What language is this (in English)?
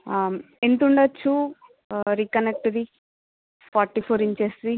Telugu